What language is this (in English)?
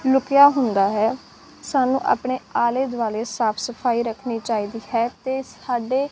Punjabi